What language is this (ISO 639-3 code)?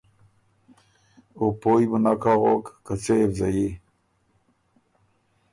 oru